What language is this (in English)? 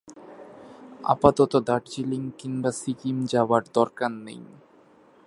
Bangla